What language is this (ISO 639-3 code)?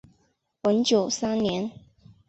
zho